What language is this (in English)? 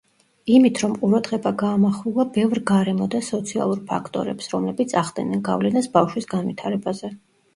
Georgian